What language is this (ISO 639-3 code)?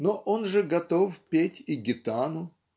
rus